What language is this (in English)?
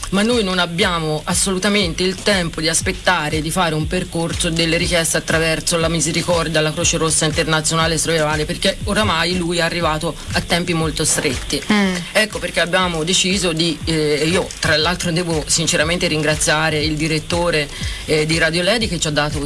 Italian